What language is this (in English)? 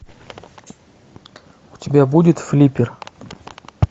Russian